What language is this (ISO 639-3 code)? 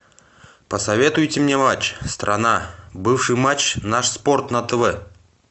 rus